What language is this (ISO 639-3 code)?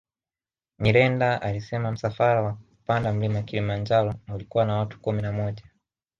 swa